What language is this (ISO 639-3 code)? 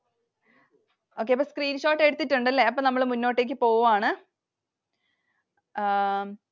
mal